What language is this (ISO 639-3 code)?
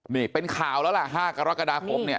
tha